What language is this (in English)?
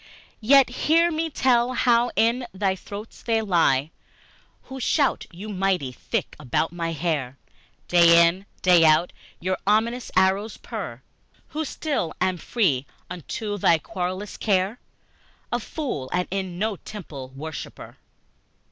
English